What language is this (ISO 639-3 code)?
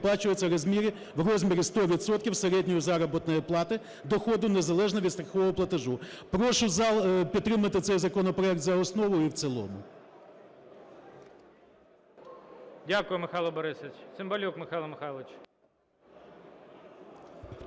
ukr